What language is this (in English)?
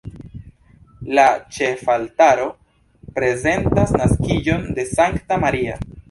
Esperanto